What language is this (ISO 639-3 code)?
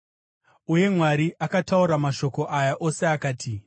sna